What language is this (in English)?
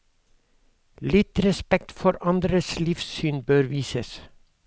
Norwegian